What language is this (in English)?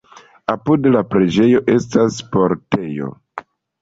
Esperanto